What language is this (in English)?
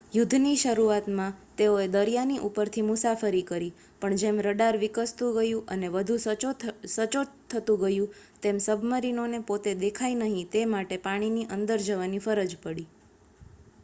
Gujarati